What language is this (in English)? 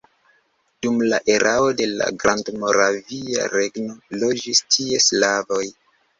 Esperanto